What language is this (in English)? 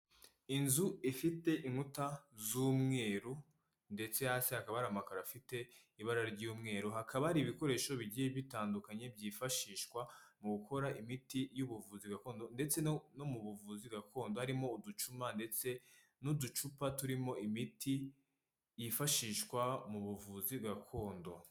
Kinyarwanda